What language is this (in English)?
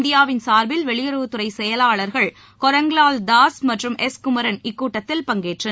Tamil